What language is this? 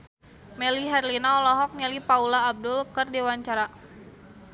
Sundanese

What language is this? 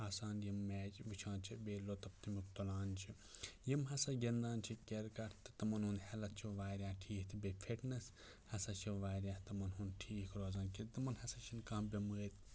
Kashmiri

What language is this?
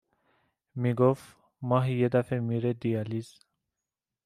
Persian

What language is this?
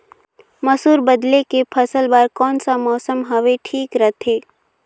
Chhattisgarhi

